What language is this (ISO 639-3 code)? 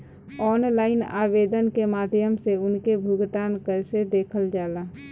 bho